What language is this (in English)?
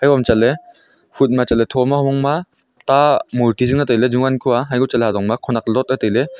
Wancho Naga